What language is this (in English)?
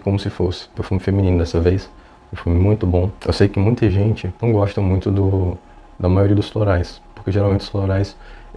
Portuguese